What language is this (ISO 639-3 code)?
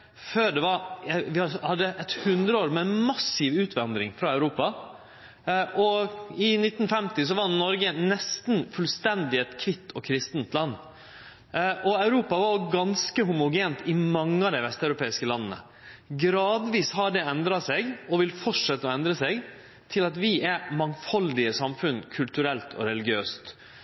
nno